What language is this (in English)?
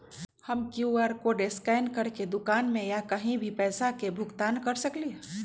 Magahi